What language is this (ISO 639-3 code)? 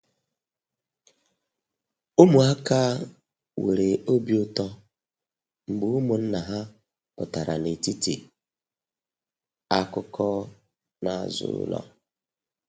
ibo